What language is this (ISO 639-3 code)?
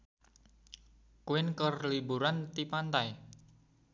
sun